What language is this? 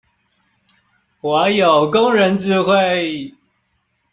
Chinese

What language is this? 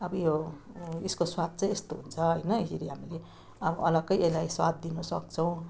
Nepali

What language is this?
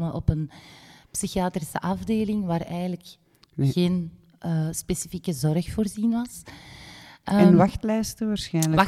Dutch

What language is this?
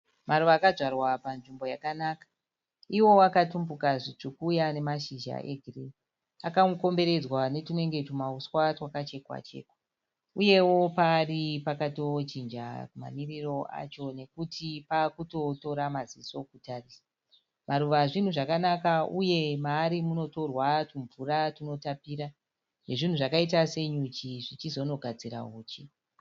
Shona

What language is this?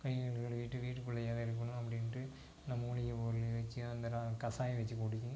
Tamil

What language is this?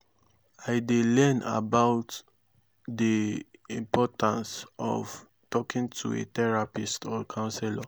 Nigerian Pidgin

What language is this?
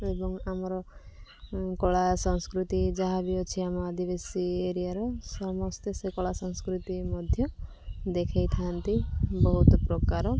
Odia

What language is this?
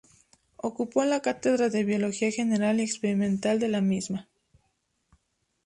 Spanish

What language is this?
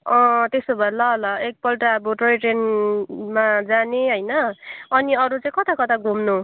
Nepali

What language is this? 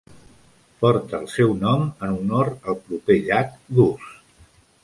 Catalan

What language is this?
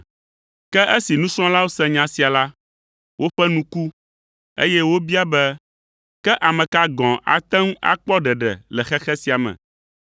Ewe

